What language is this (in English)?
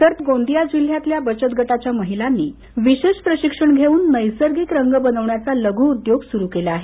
Marathi